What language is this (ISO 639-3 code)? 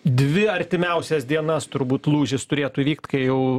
lit